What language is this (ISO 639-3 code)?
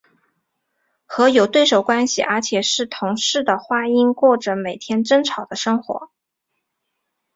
zho